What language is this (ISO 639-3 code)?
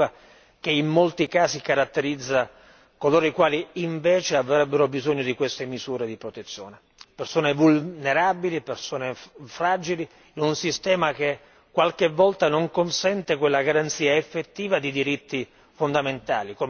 ita